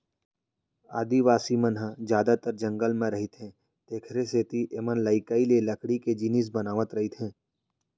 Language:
Chhattisgarhi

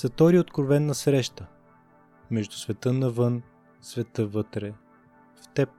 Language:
Bulgarian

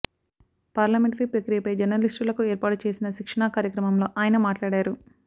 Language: Telugu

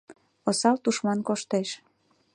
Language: Mari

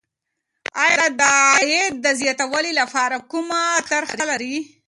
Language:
Pashto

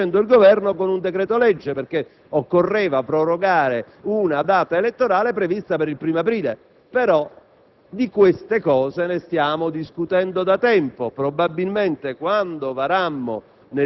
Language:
Italian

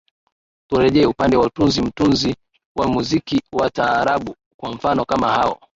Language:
Swahili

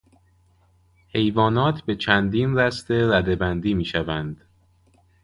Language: Persian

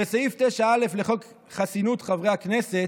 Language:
Hebrew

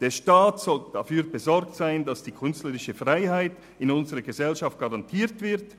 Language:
Swiss German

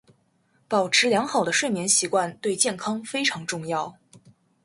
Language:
Chinese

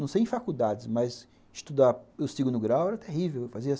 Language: Portuguese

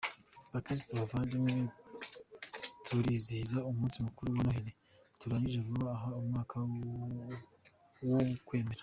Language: Kinyarwanda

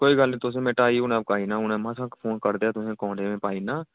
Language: Dogri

